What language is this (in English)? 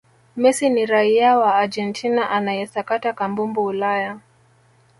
Swahili